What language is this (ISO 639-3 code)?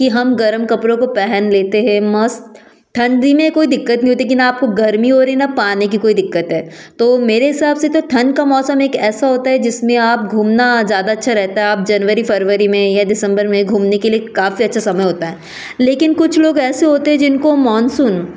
hin